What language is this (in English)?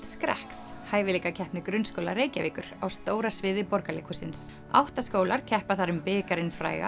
Icelandic